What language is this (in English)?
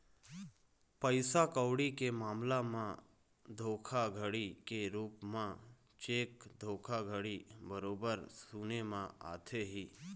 Chhattisgarhi